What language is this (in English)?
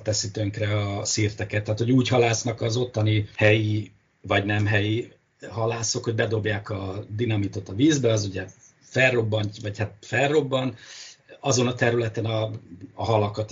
Hungarian